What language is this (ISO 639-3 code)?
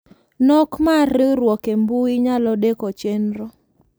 luo